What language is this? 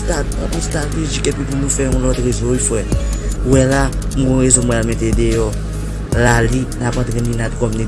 French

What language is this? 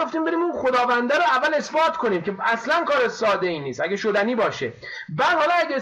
Persian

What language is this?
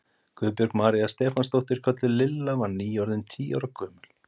Icelandic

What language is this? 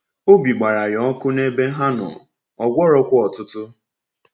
Igbo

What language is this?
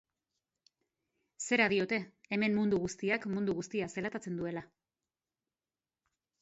Basque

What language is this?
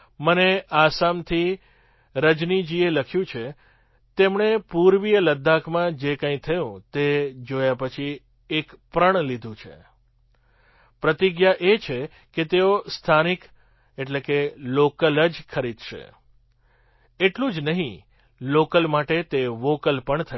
Gujarati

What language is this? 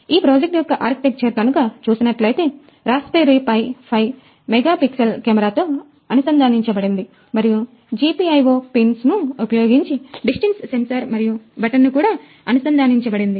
Telugu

